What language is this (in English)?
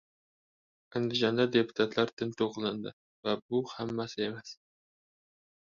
Uzbek